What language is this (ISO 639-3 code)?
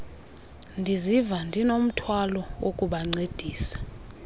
xho